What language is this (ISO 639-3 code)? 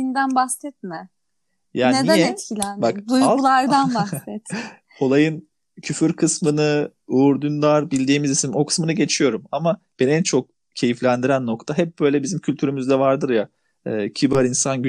tur